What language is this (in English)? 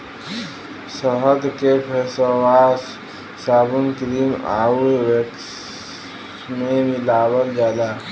Bhojpuri